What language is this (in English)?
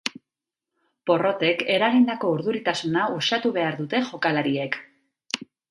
Basque